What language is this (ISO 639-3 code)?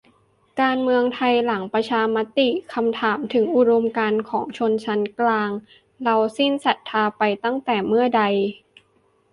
tha